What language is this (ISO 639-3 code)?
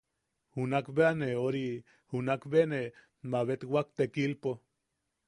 yaq